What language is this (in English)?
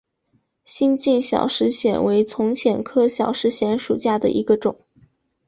Chinese